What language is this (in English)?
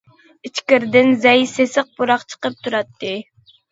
Uyghur